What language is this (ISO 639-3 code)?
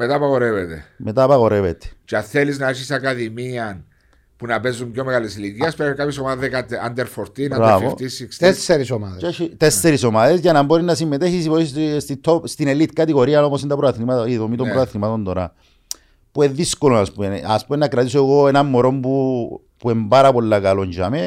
ell